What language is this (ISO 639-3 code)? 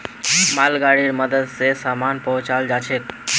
mag